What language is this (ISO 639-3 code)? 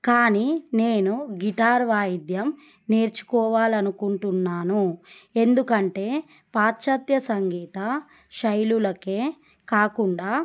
tel